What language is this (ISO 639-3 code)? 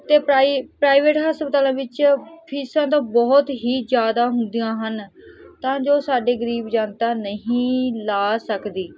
pan